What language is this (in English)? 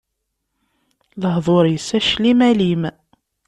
Kabyle